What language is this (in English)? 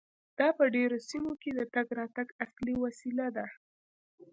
Pashto